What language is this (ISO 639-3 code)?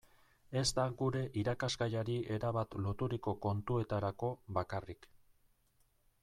eus